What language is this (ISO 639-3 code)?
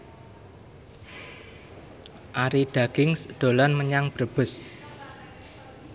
jav